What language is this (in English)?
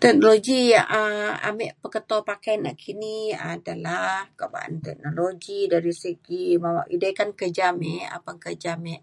Mainstream Kenyah